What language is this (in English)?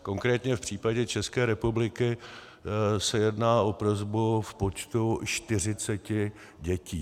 Czech